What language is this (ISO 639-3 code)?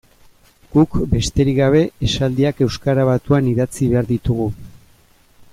eus